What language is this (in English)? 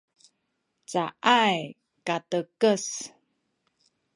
Sakizaya